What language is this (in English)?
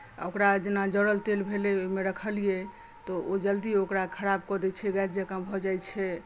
Maithili